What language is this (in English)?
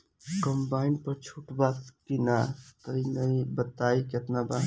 Bhojpuri